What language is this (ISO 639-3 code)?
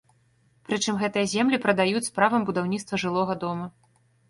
bel